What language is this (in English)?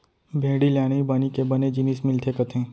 Chhattisgarhi